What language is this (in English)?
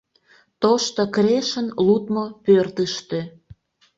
Mari